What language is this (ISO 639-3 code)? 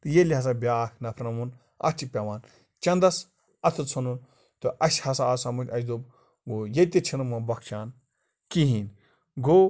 kas